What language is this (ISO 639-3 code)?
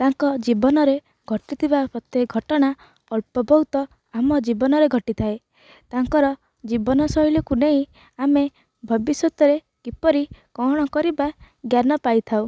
ori